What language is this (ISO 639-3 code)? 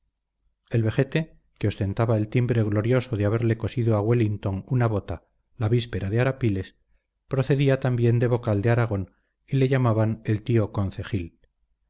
spa